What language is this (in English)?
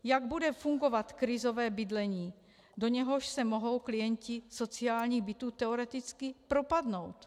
Czech